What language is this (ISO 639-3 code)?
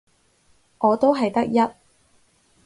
yue